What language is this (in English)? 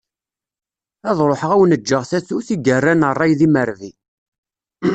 Kabyle